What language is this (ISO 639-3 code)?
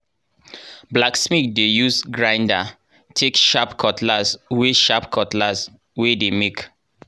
pcm